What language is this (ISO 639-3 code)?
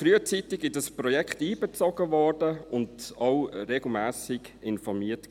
gsw